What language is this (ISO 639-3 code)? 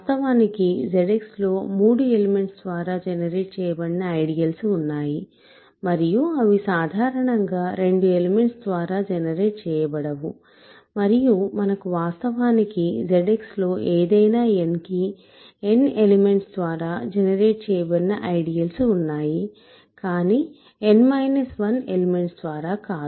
tel